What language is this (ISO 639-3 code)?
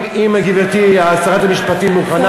heb